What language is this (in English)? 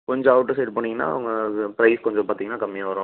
Tamil